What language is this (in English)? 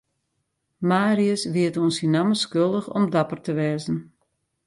Western Frisian